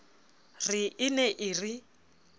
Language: Southern Sotho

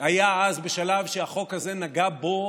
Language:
Hebrew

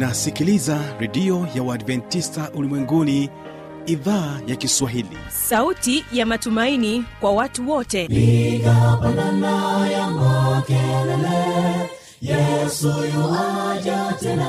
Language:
Swahili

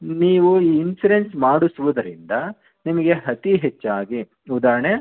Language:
Kannada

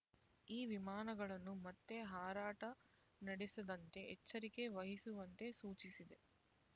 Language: Kannada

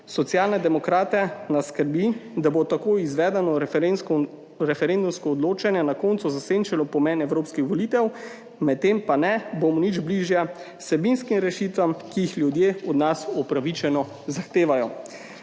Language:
Slovenian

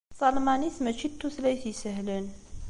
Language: Kabyle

